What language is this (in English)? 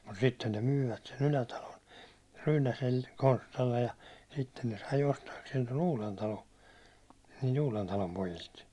Finnish